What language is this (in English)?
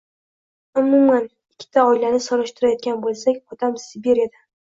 Uzbek